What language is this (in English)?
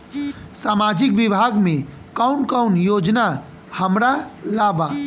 Bhojpuri